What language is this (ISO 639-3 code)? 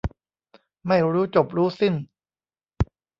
tha